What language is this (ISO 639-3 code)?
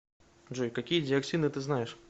rus